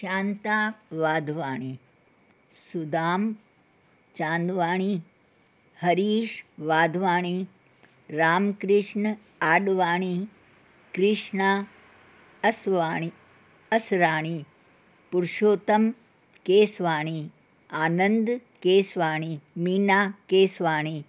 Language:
Sindhi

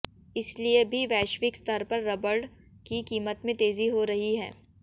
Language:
Hindi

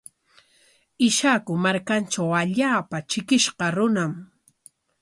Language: Corongo Ancash Quechua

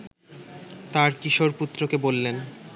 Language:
Bangla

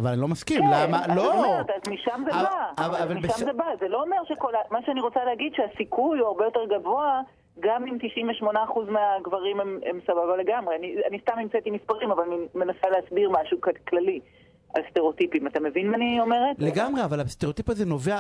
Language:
Hebrew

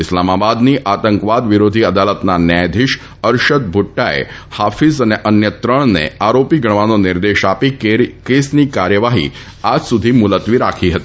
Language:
Gujarati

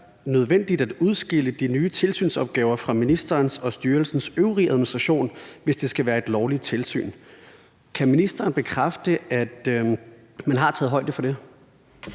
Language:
Danish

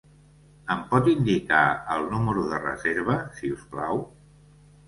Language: Catalan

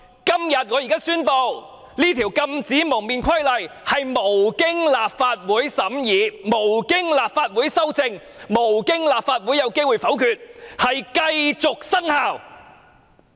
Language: Cantonese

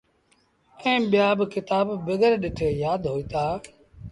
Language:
Sindhi Bhil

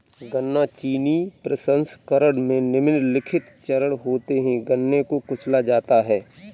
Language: Hindi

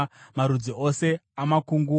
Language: Shona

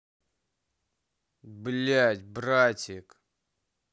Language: Russian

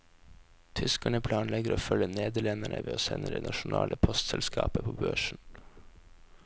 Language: Norwegian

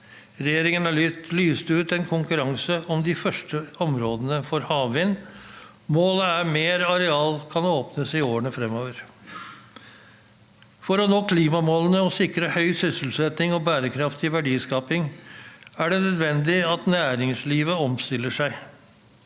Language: Norwegian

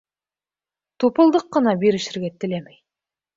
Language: Bashkir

